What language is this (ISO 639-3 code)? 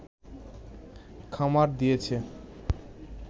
ben